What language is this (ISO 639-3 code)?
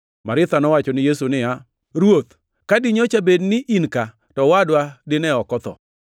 luo